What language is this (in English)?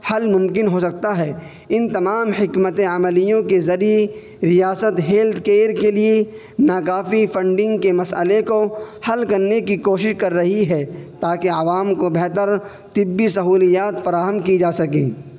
Urdu